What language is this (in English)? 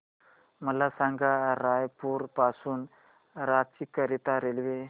Marathi